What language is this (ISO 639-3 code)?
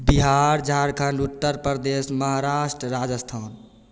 mai